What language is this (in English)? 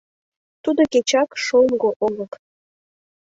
Mari